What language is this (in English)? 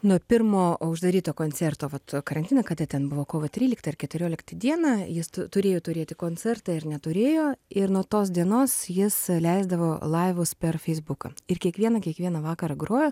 Lithuanian